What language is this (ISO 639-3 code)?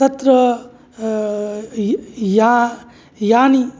san